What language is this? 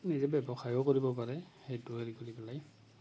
Assamese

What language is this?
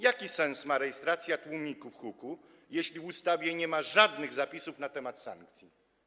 Polish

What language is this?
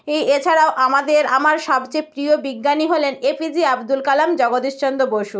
Bangla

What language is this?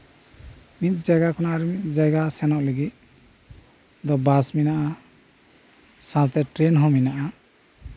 Santali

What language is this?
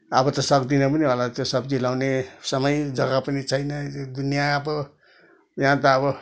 Nepali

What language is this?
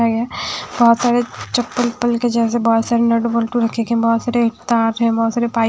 Hindi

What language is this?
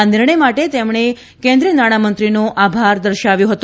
Gujarati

